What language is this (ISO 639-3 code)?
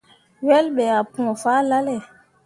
mua